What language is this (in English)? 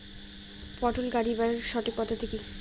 Bangla